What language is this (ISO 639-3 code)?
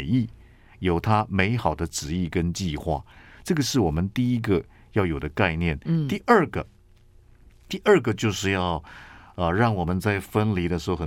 zho